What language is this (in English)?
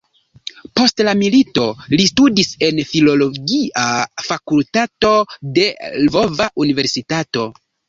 Esperanto